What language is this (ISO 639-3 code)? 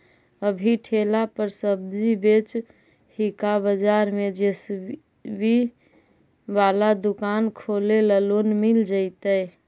mag